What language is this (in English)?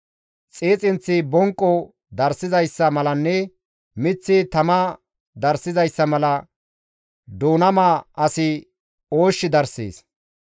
Gamo